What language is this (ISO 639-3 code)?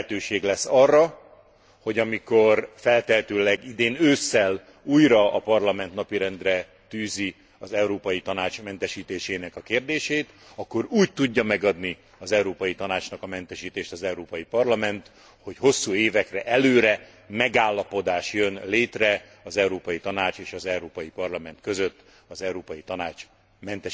hun